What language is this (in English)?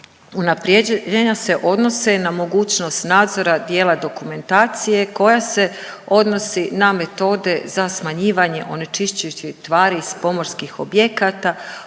Croatian